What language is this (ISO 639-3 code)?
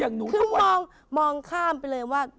tha